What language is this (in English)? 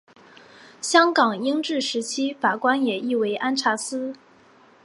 Chinese